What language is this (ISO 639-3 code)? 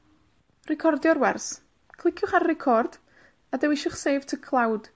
cym